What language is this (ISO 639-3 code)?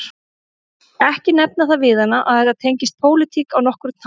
isl